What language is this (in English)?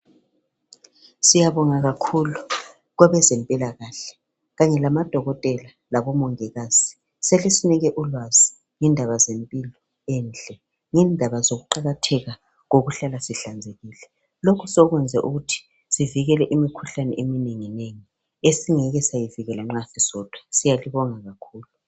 North Ndebele